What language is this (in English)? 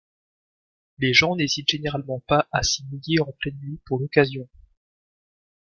French